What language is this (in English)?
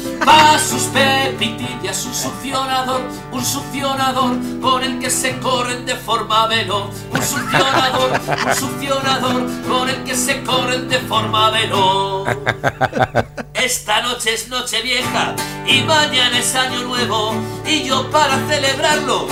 Spanish